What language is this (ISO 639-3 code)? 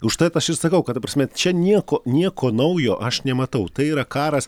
lit